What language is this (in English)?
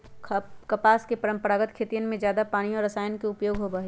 Magahi